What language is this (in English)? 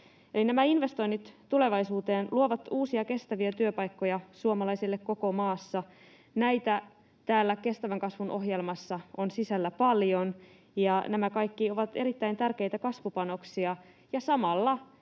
Finnish